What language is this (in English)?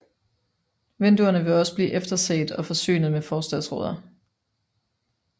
Danish